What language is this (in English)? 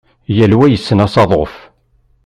Kabyle